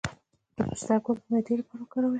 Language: Pashto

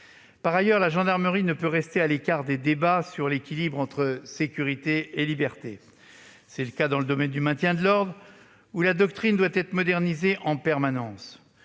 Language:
French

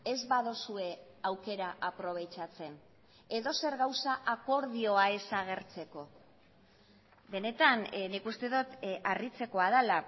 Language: Basque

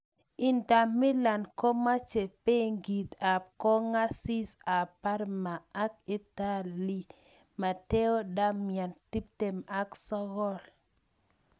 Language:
Kalenjin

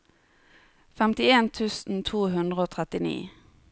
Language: Norwegian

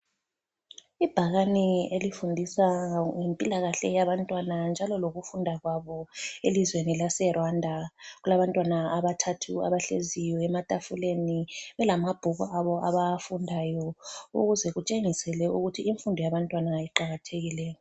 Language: North Ndebele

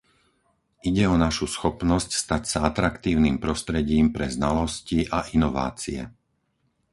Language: Slovak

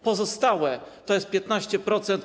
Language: Polish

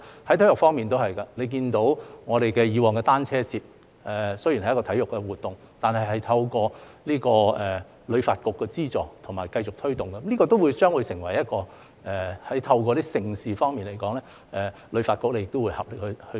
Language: Cantonese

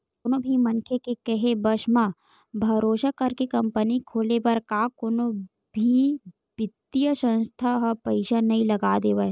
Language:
Chhattisgarhi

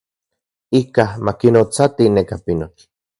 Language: Central Puebla Nahuatl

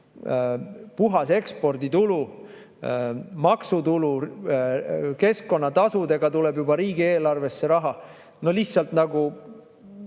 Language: Estonian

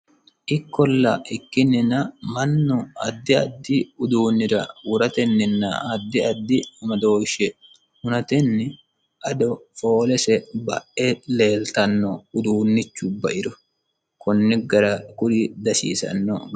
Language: Sidamo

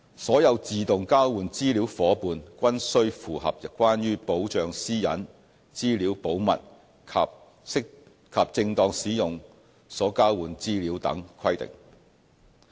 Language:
Cantonese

